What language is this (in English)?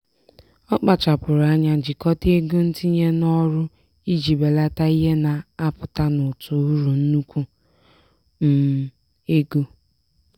Igbo